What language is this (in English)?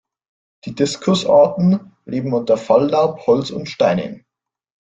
German